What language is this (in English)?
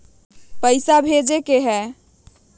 Magahi